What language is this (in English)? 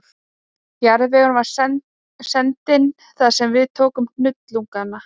Icelandic